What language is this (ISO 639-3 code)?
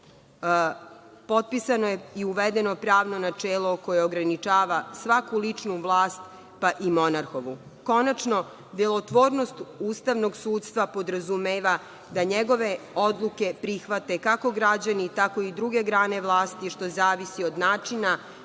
srp